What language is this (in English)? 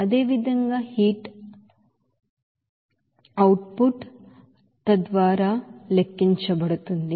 Telugu